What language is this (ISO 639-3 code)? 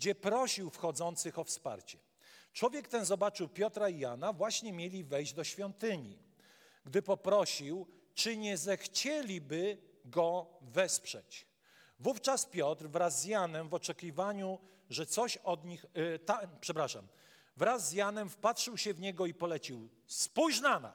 pol